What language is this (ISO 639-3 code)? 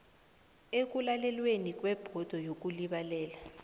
nbl